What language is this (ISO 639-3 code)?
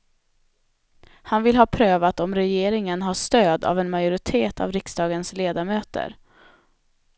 swe